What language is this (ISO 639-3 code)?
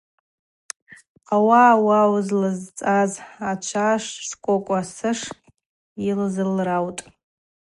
abq